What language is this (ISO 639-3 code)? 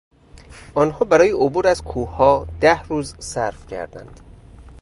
fas